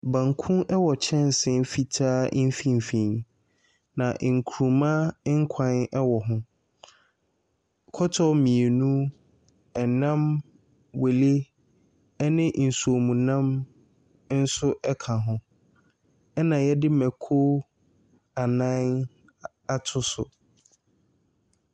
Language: Akan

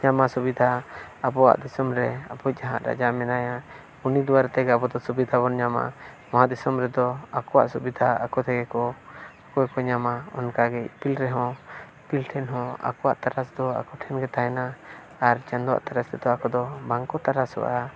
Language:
Santali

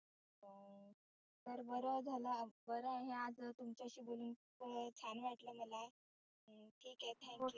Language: Marathi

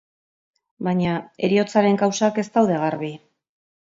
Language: Basque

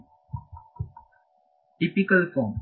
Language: Kannada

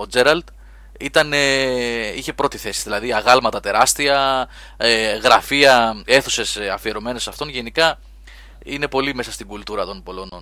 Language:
Greek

